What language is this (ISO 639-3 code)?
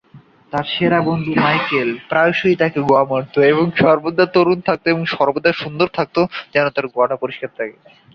ben